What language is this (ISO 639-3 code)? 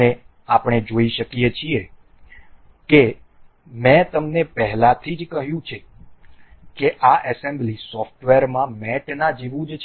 guj